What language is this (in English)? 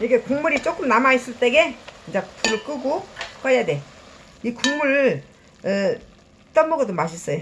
Korean